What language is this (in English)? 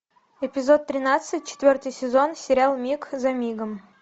Russian